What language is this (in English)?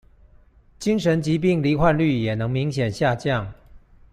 Chinese